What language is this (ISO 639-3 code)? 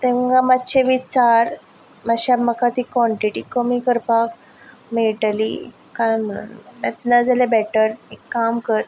kok